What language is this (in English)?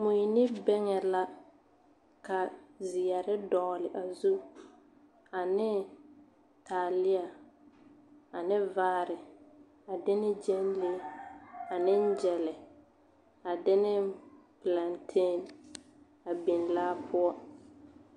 Southern Dagaare